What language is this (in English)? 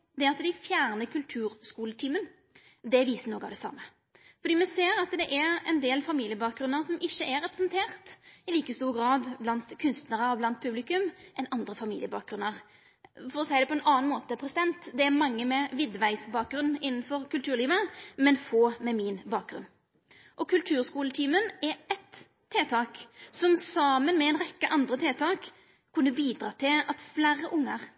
Norwegian Nynorsk